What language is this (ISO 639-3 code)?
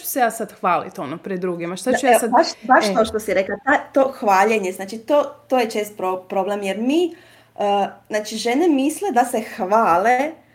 hrv